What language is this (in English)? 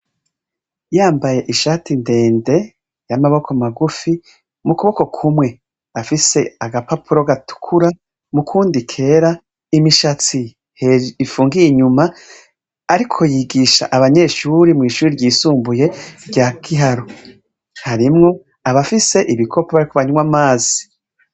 Rundi